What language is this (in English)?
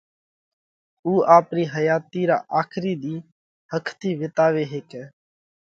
Parkari Koli